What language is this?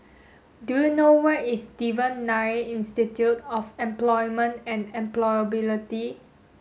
English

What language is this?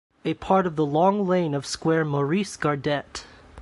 English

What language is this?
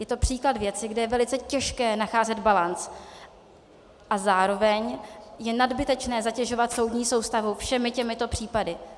Czech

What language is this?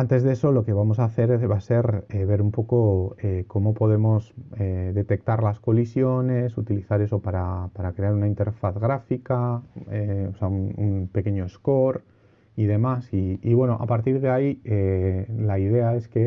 Spanish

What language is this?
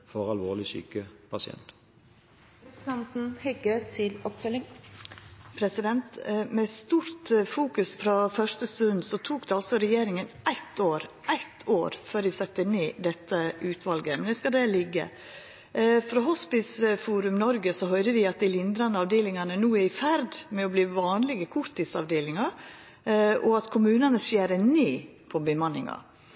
Norwegian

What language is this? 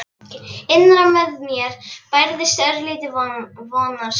Icelandic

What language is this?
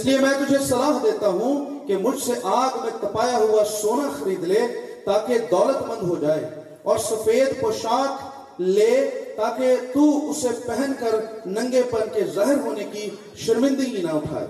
Urdu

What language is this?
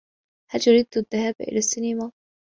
Arabic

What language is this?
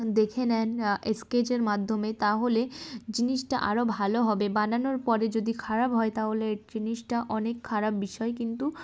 Bangla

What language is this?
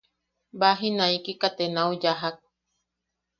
Yaqui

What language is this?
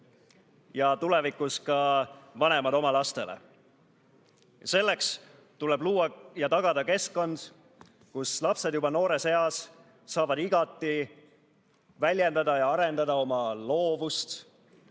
Estonian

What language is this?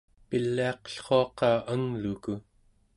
Central Yupik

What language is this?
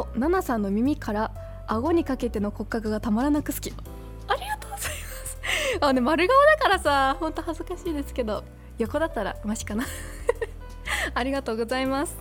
Japanese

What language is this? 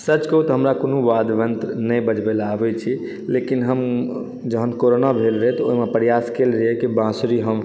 Maithili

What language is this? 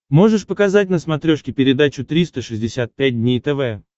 Russian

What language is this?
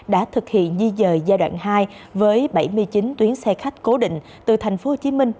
Vietnamese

